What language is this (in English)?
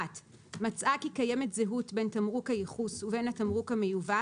Hebrew